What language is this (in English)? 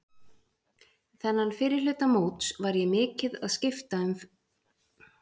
Icelandic